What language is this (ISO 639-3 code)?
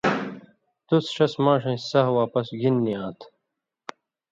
mvy